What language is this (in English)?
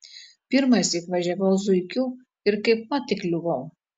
Lithuanian